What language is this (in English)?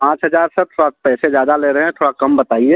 Hindi